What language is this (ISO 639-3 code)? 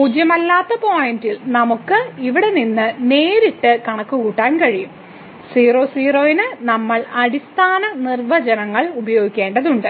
mal